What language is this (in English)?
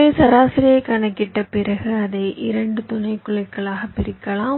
Tamil